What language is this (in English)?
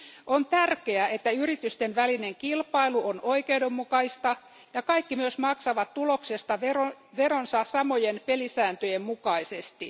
Finnish